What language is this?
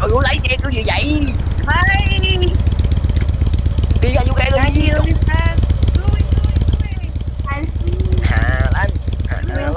Vietnamese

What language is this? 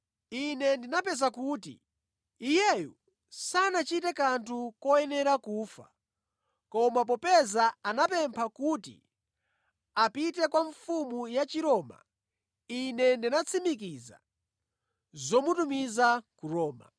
Nyanja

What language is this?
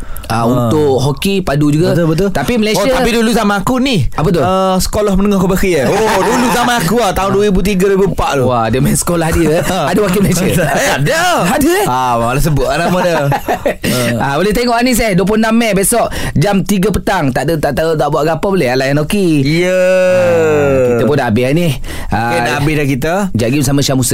Malay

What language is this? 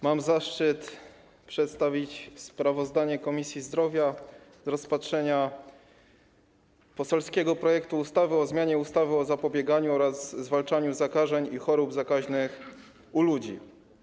Polish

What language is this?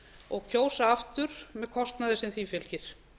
Icelandic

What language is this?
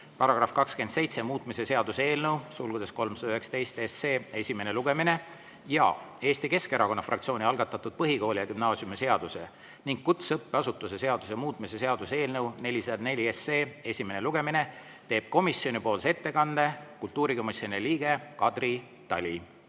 Estonian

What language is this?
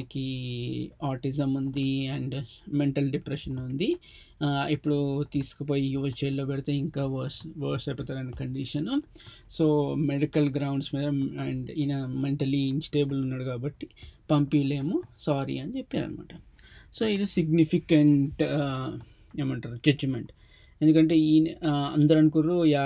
Telugu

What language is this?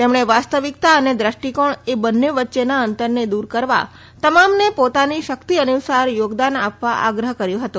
Gujarati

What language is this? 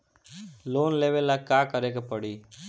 Bhojpuri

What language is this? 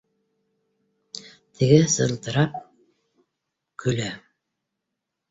Bashkir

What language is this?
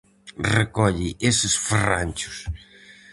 Galician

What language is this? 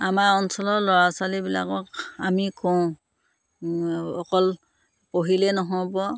Assamese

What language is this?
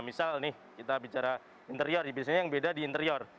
Indonesian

